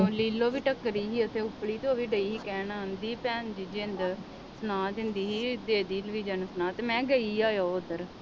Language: Punjabi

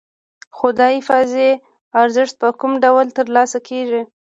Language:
Pashto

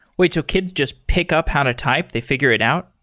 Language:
English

